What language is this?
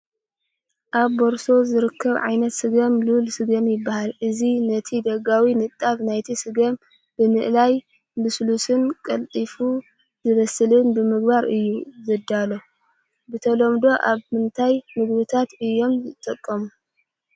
Tigrinya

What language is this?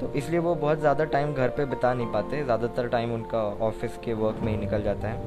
Hindi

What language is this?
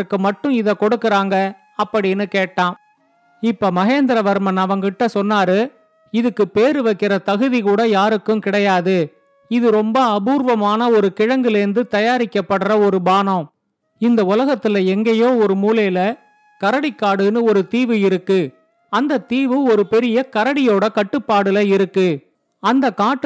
Tamil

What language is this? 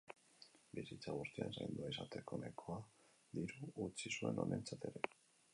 Basque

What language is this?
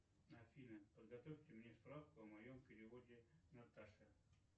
Russian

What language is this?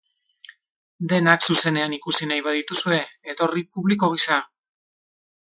Basque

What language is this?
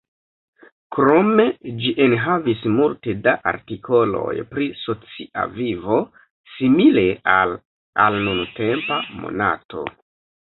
Esperanto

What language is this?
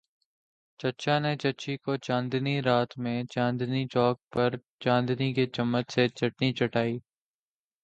Urdu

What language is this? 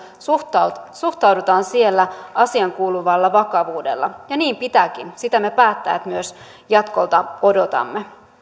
Finnish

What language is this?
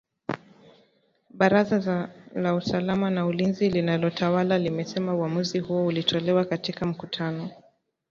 Swahili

